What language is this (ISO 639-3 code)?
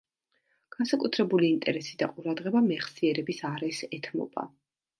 kat